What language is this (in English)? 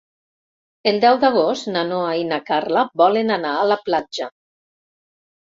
Catalan